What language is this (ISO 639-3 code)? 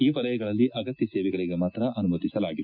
kan